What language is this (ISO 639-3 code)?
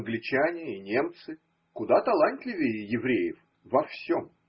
rus